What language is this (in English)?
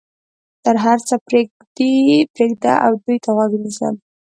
Pashto